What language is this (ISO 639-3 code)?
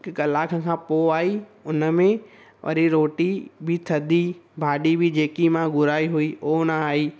snd